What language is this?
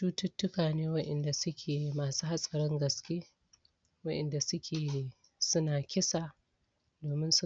Hausa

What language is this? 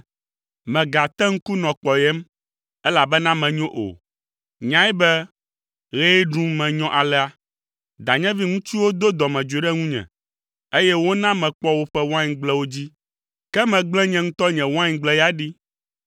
Ewe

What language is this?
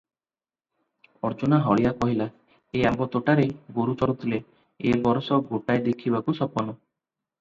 Odia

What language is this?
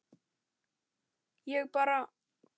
Icelandic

